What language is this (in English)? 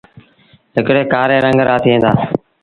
Sindhi Bhil